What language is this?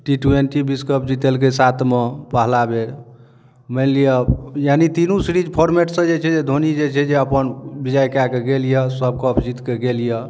Maithili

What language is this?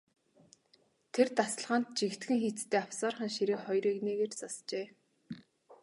Mongolian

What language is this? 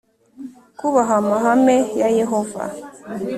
Kinyarwanda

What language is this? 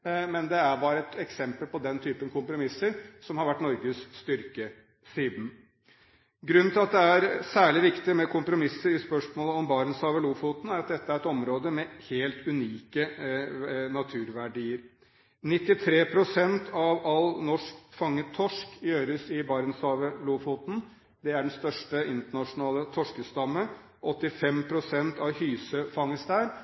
Norwegian Bokmål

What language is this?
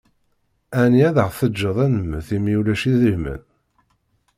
Kabyle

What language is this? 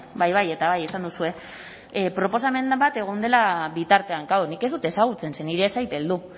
Basque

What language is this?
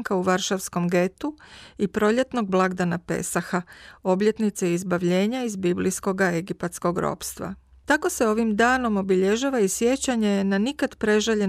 Croatian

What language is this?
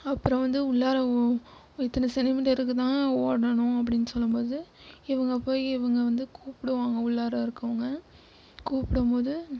Tamil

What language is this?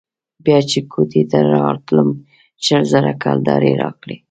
Pashto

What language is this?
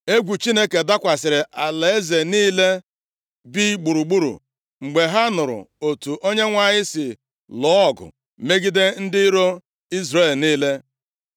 Igbo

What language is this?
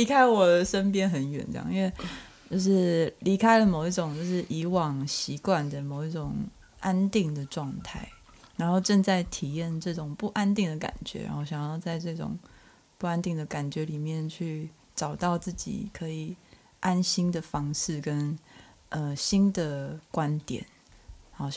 Chinese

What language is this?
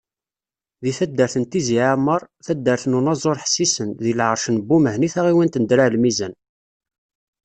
Kabyle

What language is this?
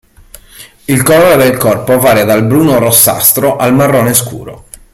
Italian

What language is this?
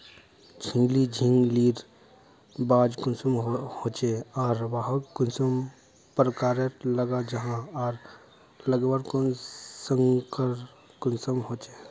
Magahi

